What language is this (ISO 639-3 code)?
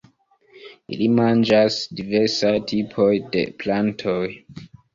epo